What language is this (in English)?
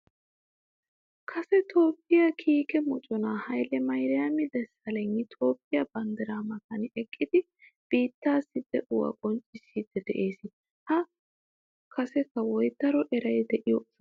Wolaytta